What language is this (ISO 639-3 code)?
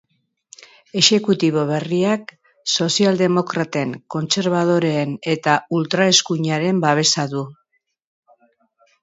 eus